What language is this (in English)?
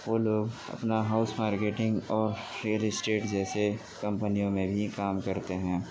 Urdu